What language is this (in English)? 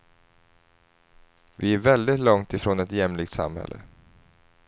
Swedish